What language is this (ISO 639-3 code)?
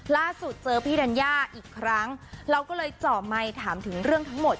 tha